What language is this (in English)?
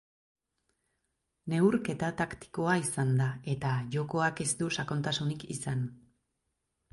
Basque